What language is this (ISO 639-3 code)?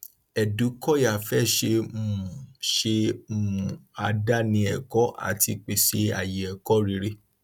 yor